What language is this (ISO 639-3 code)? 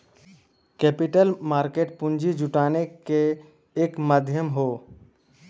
bho